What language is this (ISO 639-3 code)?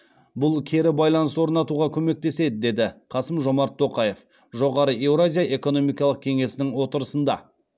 kaz